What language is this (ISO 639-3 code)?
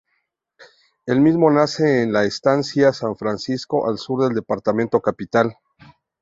spa